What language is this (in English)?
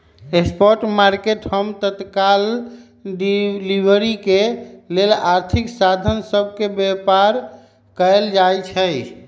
Magahi